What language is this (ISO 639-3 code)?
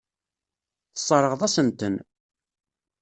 kab